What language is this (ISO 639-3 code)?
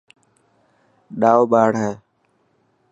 mki